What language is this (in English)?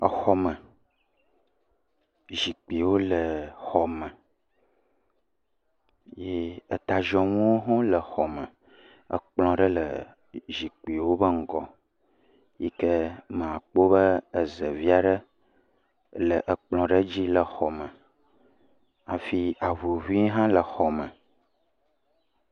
Ewe